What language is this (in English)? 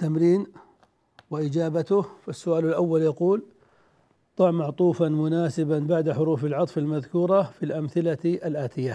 Arabic